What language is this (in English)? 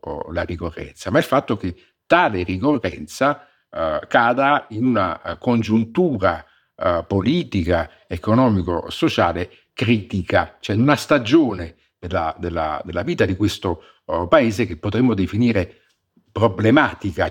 Italian